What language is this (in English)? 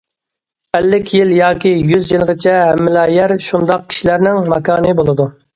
Uyghur